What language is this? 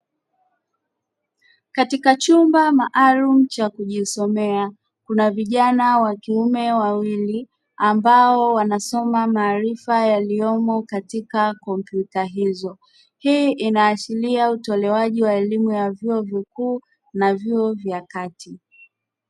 Swahili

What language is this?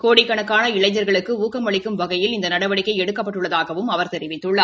Tamil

